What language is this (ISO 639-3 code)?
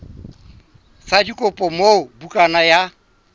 sot